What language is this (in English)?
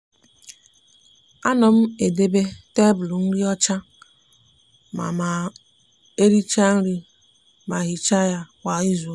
Igbo